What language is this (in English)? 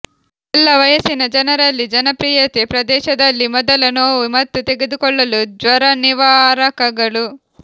Kannada